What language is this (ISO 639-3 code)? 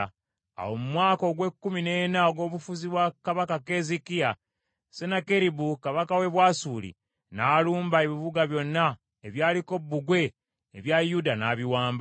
lug